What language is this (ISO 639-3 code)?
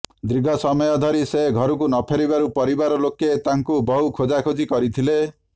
ori